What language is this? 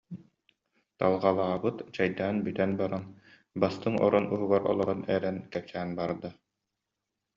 Yakut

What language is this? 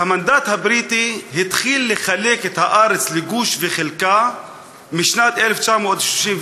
Hebrew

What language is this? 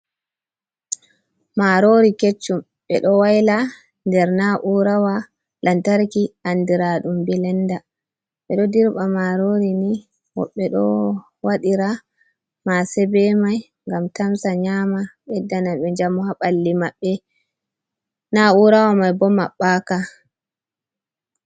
Fula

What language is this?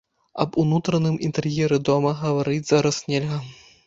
Belarusian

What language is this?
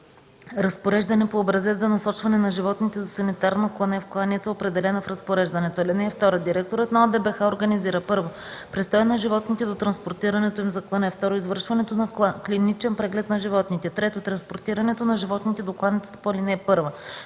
Bulgarian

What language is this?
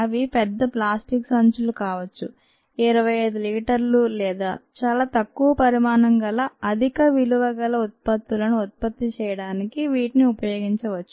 Telugu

